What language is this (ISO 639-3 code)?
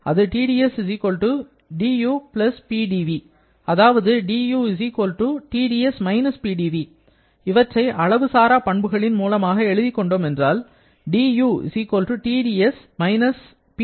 tam